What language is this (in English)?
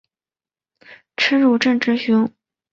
Chinese